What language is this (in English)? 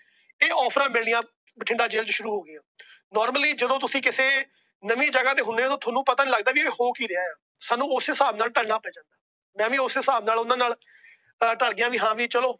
Punjabi